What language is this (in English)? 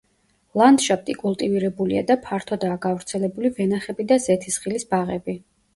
Georgian